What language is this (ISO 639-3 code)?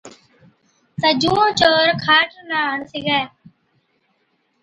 odk